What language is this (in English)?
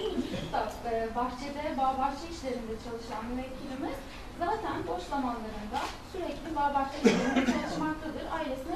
Turkish